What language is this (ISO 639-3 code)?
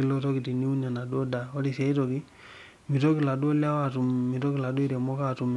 mas